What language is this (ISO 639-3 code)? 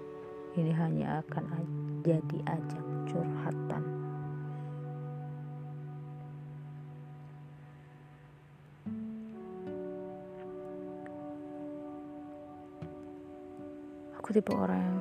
ind